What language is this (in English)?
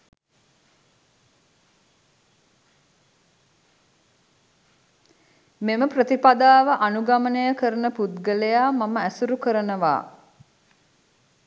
Sinhala